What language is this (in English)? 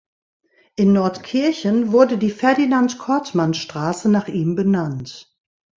German